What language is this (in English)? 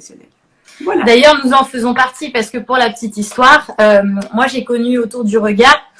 French